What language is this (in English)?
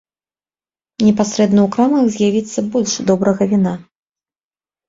Belarusian